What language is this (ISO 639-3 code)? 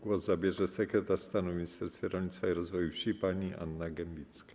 pol